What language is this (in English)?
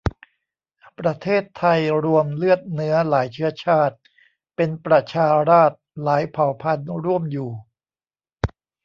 Thai